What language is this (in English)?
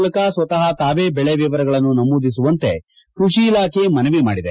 Kannada